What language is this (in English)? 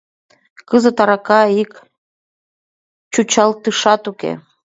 Mari